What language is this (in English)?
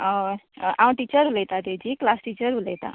Konkani